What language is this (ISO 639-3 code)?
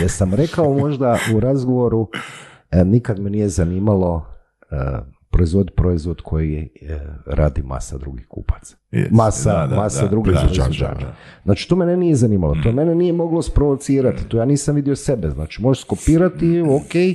hrv